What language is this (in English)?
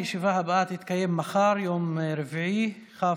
Hebrew